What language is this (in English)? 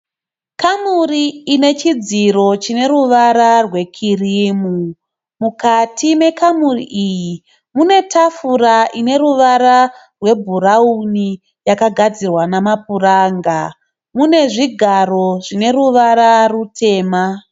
Shona